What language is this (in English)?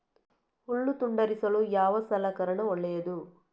Kannada